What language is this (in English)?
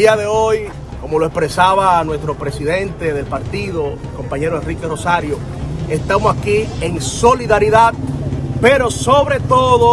Spanish